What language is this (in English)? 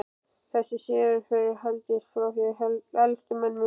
Icelandic